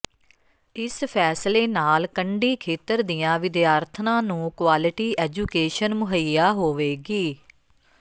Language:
Punjabi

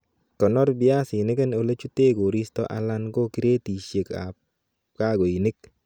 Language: Kalenjin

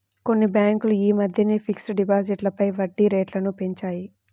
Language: Telugu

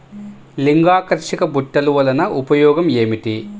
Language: Telugu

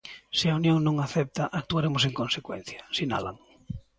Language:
Galician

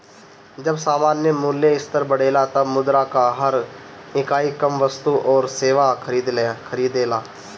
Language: Bhojpuri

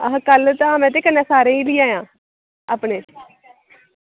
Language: Dogri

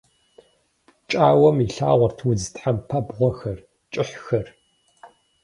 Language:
Kabardian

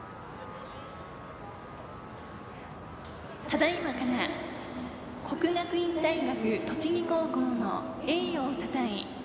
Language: Japanese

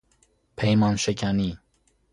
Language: Persian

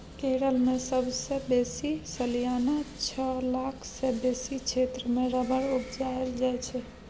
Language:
Maithili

